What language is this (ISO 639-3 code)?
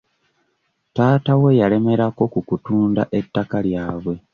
lug